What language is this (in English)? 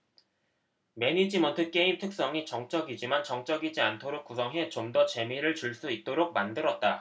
Korean